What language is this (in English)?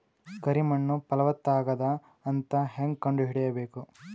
Kannada